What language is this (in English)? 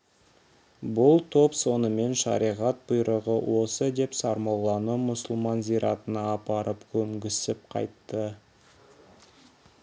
Kazakh